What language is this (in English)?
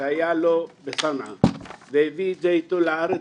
Hebrew